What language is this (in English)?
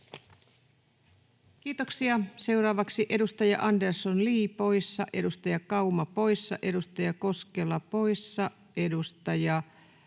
Finnish